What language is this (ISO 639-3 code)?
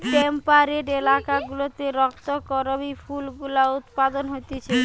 ben